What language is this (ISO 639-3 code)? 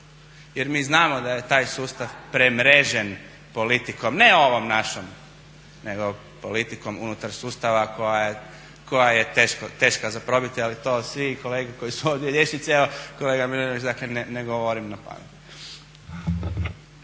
hrv